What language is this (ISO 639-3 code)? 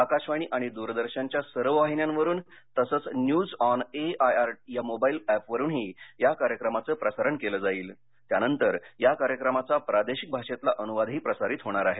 mar